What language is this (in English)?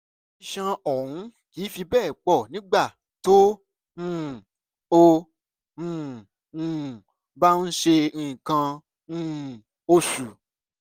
Yoruba